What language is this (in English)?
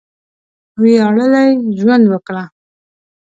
Pashto